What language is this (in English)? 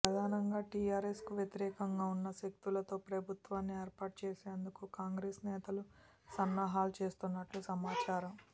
Telugu